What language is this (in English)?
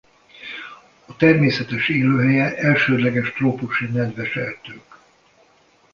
Hungarian